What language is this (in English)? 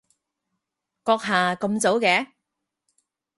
Cantonese